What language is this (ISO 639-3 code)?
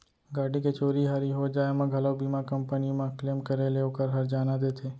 hne